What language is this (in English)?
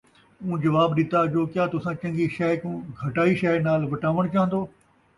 Saraiki